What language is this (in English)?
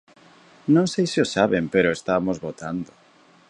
Galician